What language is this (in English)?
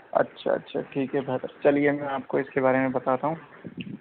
Urdu